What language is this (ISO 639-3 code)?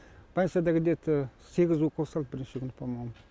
kaz